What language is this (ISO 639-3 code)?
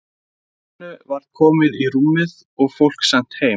isl